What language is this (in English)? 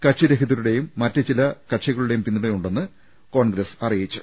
Malayalam